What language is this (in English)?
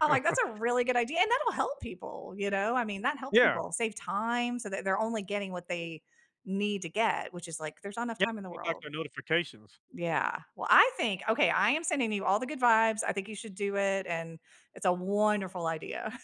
English